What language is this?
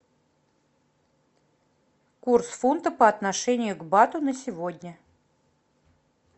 Russian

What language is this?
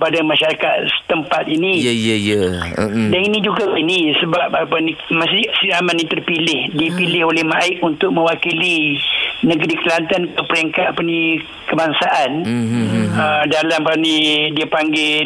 Malay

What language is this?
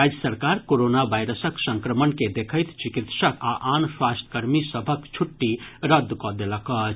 Maithili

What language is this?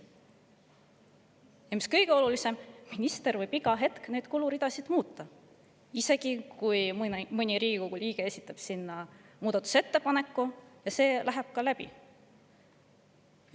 Estonian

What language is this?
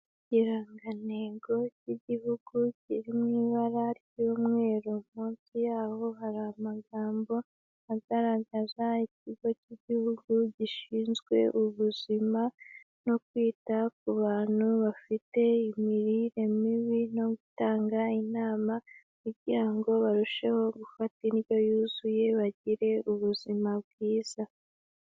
Kinyarwanda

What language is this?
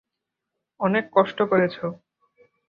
Bangla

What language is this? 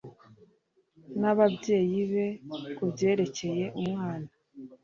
Kinyarwanda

